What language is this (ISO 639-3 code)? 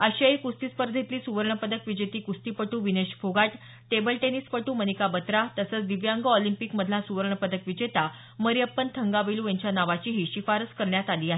mar